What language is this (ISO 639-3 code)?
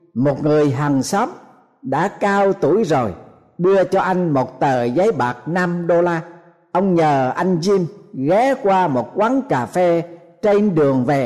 vie